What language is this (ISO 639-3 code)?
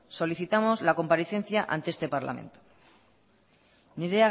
spa